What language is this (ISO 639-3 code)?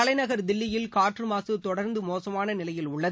tam